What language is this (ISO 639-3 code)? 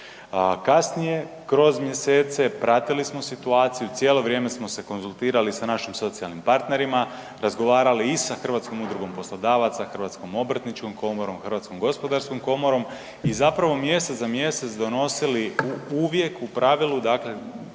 hrv